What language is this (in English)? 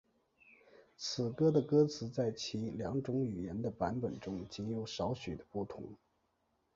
Chinese